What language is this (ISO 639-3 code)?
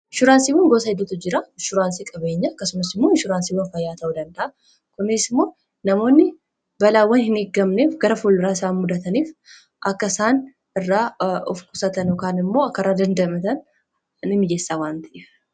orm